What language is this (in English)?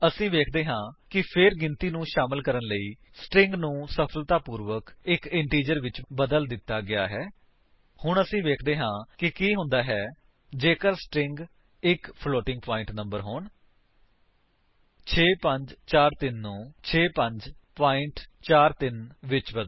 Punjabi